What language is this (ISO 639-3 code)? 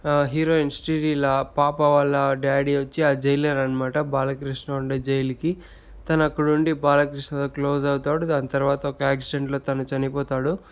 tel